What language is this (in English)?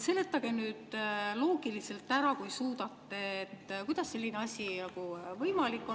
Estonian